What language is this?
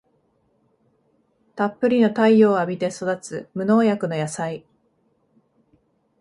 Japanese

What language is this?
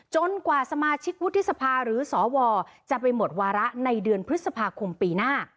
Thai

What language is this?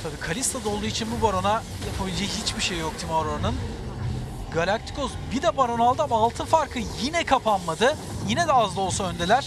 Turkish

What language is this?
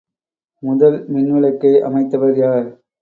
Tamil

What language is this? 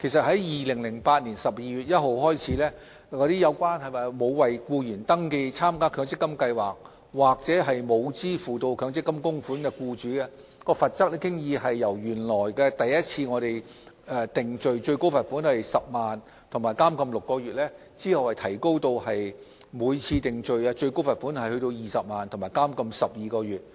Cantonese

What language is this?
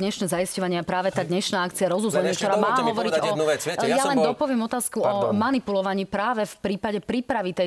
Slovak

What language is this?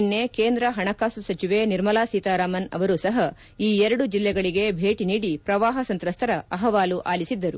Kannada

